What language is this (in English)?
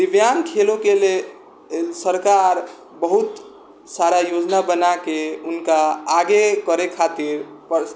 Maithili